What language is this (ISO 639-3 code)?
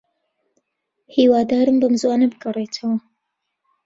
ckb